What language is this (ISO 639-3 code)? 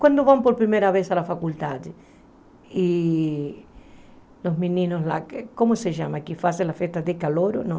por